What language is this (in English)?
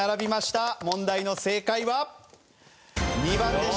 Japanese